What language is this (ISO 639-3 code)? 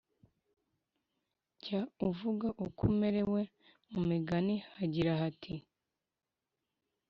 kin